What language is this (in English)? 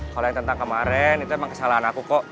Indonesian